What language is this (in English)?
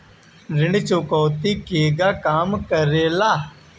Bhojpuri